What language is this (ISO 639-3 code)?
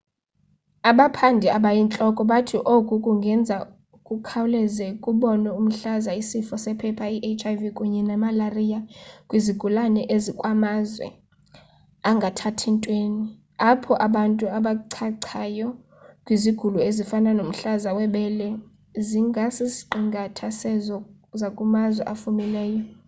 xho